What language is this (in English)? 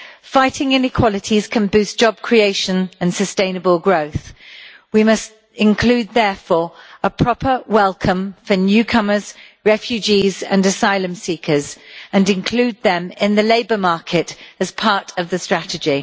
English